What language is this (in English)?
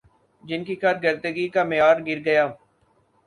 Urdu